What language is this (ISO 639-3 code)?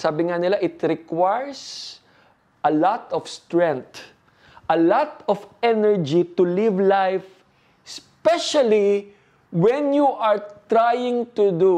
fil